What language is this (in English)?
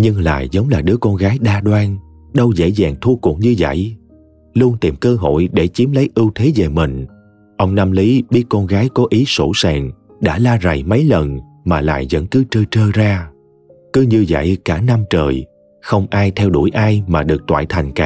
Vietnamese